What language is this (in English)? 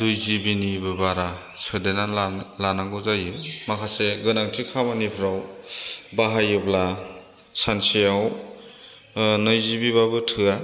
Bodo